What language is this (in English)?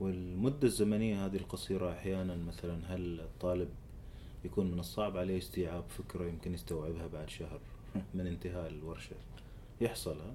Arabic